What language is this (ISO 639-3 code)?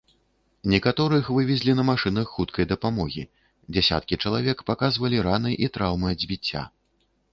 bel